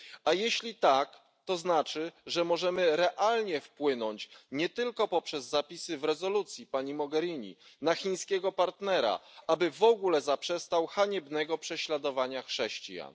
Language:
Polish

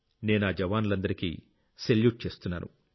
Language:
Telugu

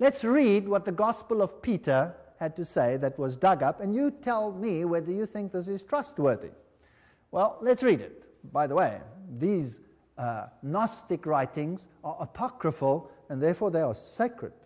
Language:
English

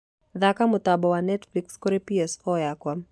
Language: Kikuyu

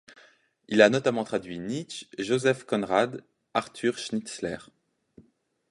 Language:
French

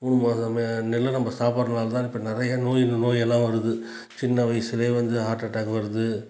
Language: Tamil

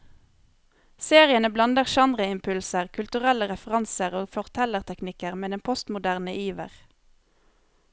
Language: Norwegian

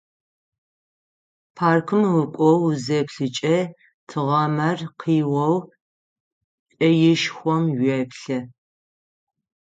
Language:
Adyghe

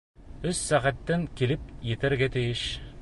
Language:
Bashkir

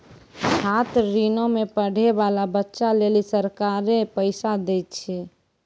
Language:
Maithili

